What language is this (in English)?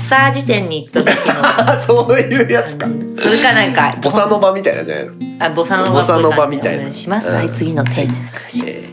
Japanese